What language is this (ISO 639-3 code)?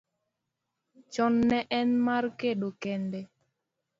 luo